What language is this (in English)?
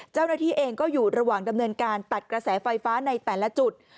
Thai